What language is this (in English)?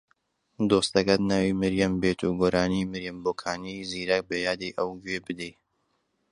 Central Kurdish